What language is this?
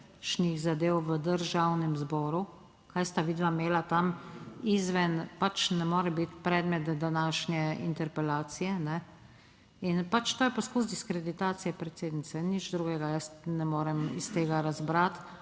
Slovenian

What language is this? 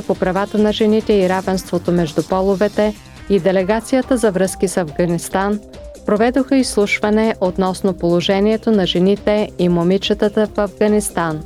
Bulgarian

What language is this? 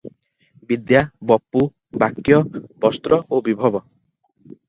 Odia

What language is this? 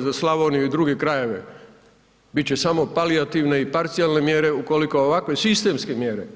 Croatian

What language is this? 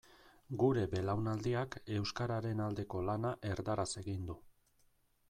Basque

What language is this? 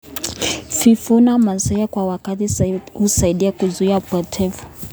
Kalenjin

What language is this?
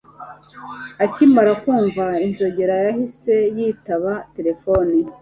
Kinyarwanda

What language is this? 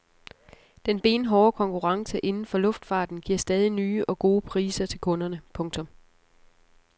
Danish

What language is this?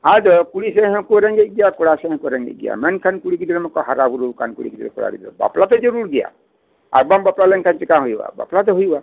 Santali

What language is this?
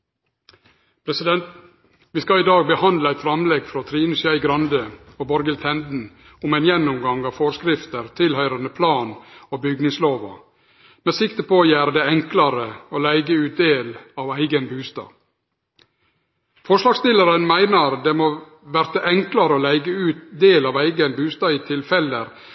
Norwegian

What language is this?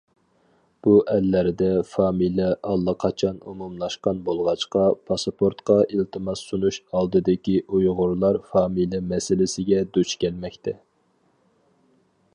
Uyghur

